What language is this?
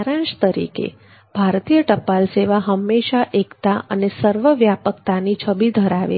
Gujarati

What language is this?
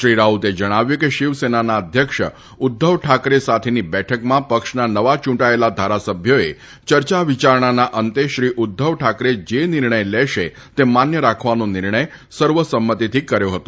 Gujarati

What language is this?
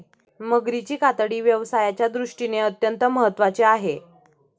Marathi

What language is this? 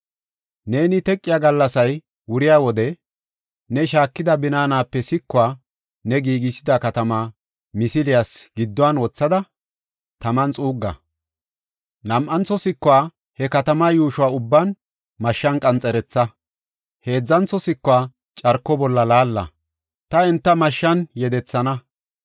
Gofa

